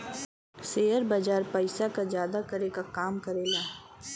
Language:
Bhojpuri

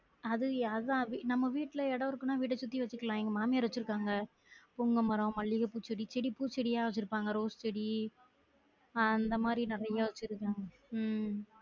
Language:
Tamil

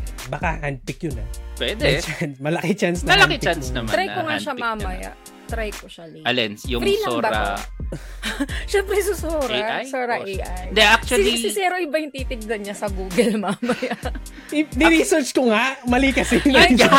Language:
Filipino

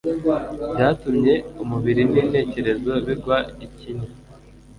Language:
Kinyarwanda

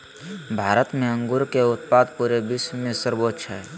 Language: Magahi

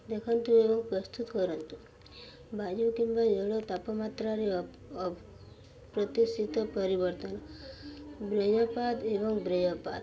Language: Odia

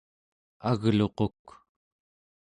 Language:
Central Yupik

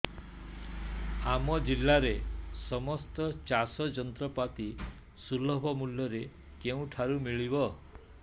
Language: Odia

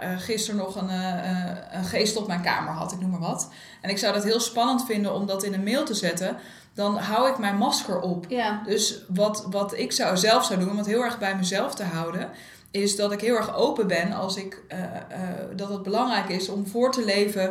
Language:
Dutch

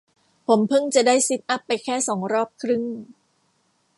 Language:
Thai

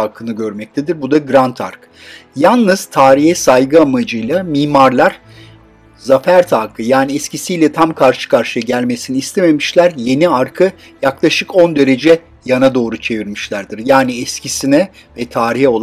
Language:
Turkish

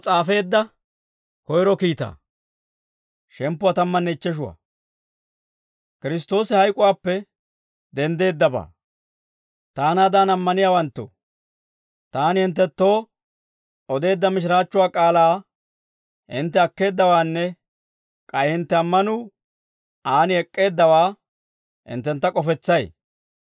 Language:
Dawro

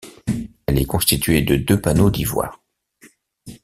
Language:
French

